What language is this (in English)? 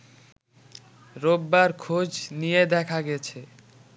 Bangla